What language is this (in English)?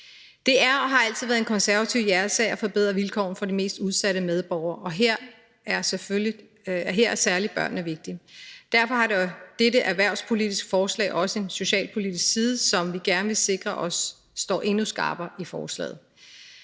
Danish